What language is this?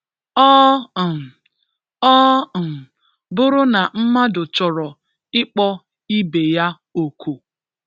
Igbo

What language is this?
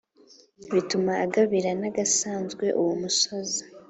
Kinyarwanda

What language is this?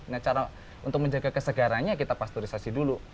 Indonesian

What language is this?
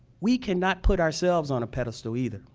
English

